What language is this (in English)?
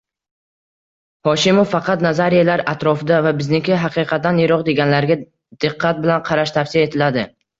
Uzbek